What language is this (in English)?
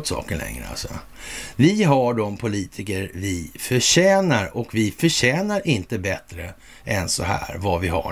Swedish